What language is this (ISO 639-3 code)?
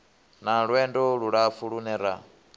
ven